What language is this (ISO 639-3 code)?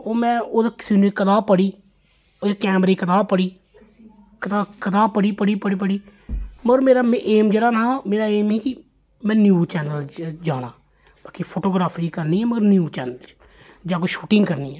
doi